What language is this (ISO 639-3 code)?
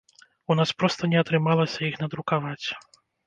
bel